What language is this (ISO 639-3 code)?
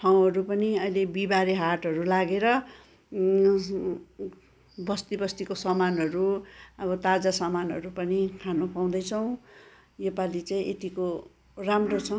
nep